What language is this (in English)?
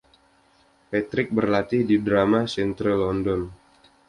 Indonesian